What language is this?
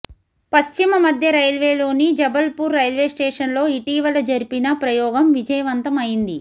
Telugu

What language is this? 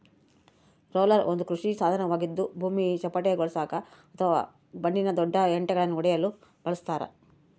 Kannada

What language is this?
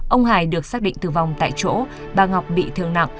Vietnamese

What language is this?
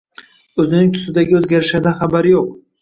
Uzbek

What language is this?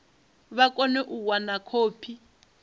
Venda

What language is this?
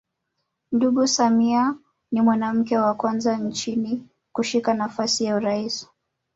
Swahili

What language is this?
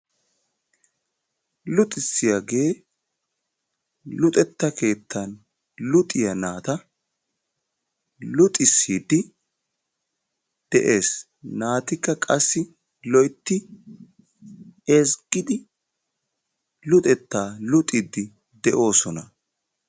Wolaytta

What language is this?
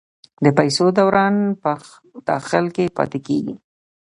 Pashto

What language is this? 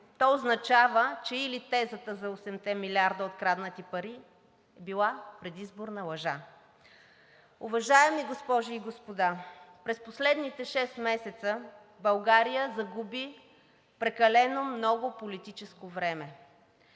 Bulgarian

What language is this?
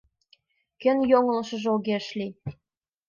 Mari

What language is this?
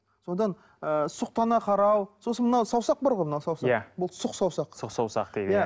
Kazakh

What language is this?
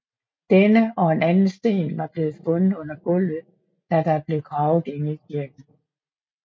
Danish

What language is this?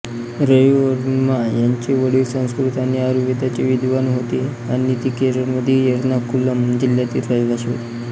Marathi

